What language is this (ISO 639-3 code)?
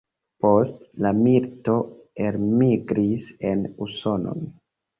epo